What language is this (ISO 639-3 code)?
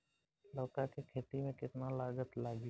bho